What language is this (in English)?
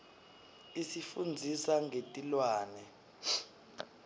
Swati